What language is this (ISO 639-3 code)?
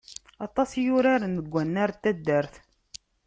kab